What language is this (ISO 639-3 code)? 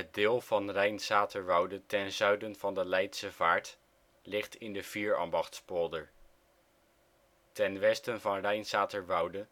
nld